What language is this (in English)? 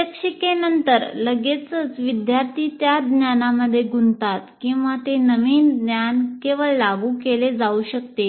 Marathi